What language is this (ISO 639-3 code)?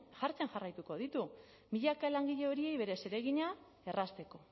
eus